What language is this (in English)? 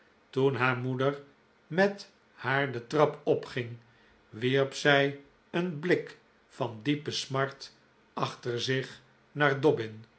Dutch